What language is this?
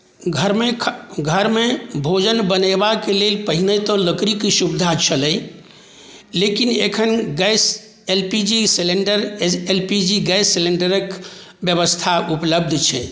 Maithili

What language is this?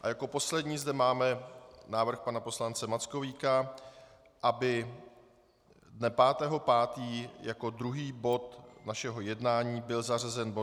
Czech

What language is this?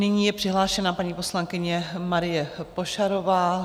Czech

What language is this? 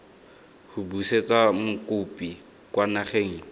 Tswana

